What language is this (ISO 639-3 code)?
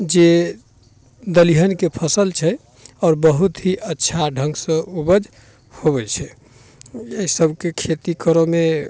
mai